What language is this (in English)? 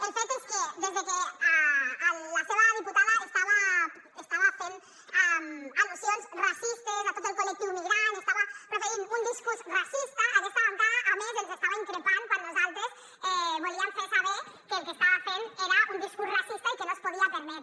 Catalan